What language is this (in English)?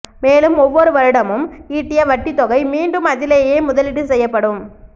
Tamil